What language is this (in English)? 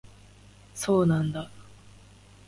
Japanese